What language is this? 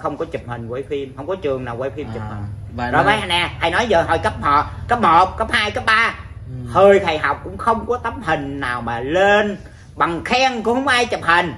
Vietnamese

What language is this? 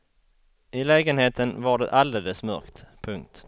Swedish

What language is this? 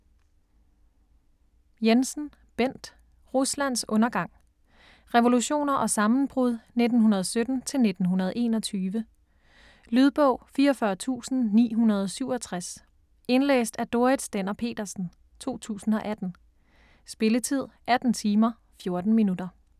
Danish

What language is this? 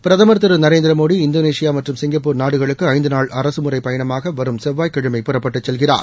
Tamil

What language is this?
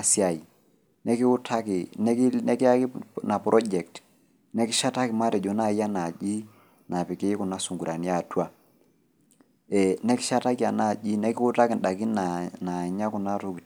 Masai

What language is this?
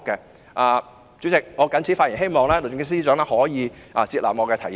Cantonese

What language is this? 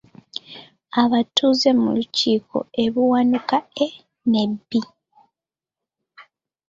Ganda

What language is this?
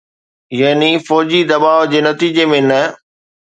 Sindhi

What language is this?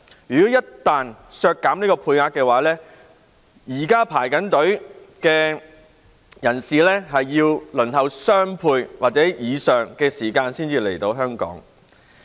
Cantonese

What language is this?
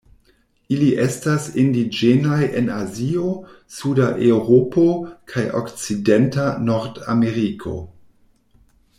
Esperanto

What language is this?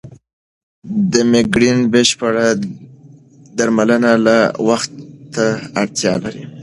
Pashto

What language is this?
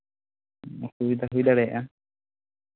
Santali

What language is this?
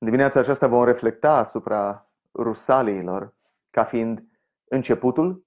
Romanian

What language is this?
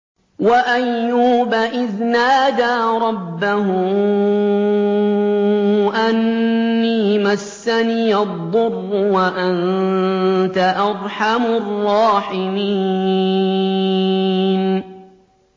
Arabic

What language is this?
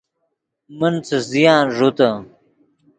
Yidgha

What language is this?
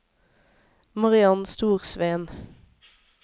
Norwegian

